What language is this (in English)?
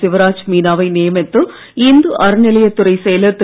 Tamil